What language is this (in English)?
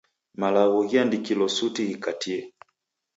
Taita